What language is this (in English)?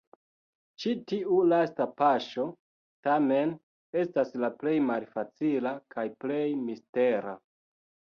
Esperanto